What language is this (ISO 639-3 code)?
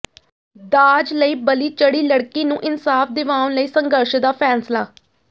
pan